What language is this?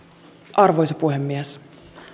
Finnish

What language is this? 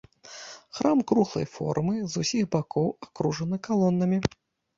Belarusian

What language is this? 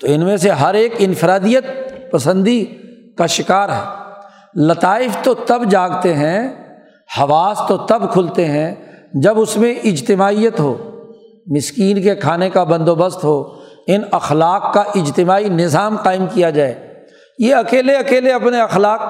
Urdu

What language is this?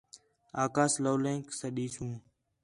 Khetrani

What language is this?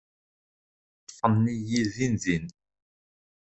Kabyle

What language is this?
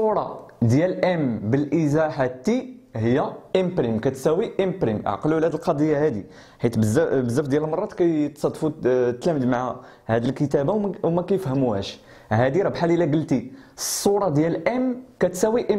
Arabic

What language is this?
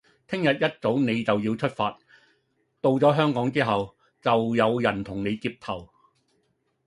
Cantonese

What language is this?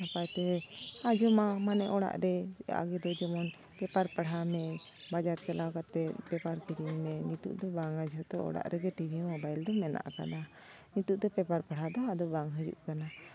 Santali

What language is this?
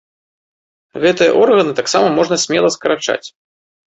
Belarusian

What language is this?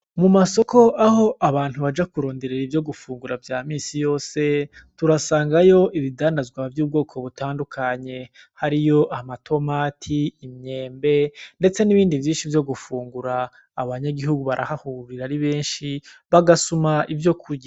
Rundi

